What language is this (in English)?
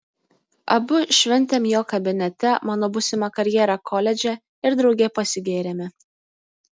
Lithuanian